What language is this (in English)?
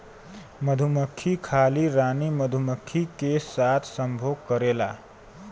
Bhojpuri